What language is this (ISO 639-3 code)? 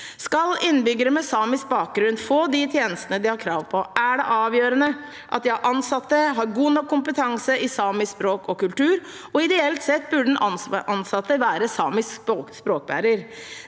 nor